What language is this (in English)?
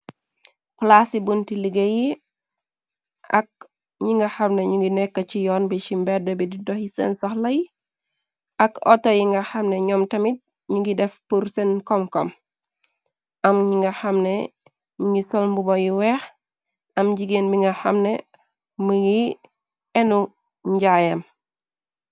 Wolof